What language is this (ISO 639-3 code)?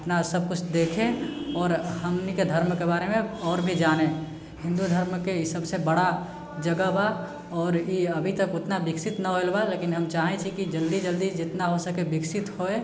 mai